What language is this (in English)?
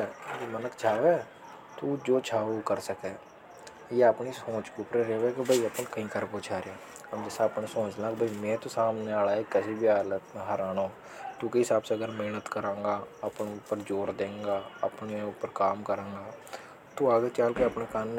Hadothi